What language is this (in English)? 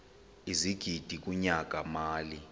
Xhosa